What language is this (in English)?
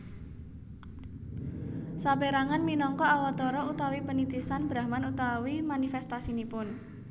Javanese